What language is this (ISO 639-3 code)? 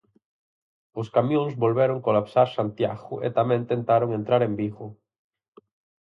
glg